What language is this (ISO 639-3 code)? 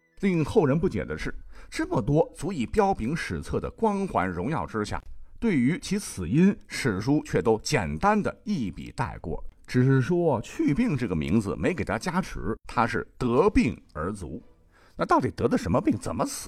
zho